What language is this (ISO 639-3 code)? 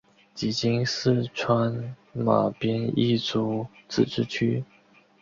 zho